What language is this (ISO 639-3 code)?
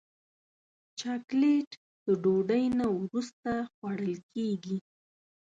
pus